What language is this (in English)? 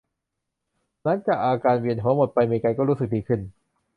Thai